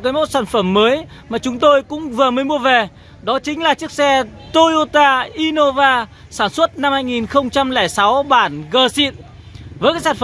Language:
Vietnamese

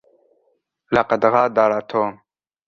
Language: Arabic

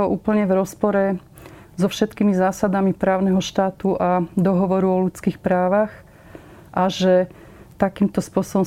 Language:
Slovak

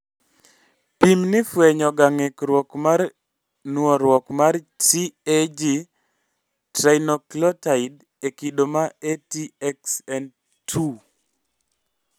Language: Luo (Kenya and Tanzania)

